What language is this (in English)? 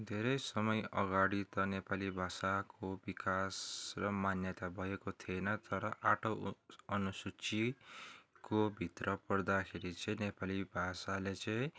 Nepali